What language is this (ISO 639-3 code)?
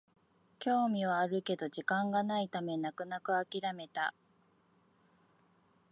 jpn